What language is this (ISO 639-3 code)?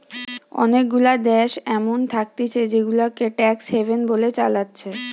ben